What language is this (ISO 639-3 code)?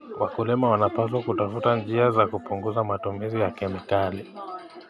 kln